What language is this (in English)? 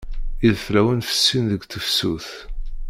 Kabyle